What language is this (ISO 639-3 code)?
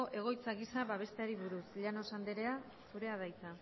eus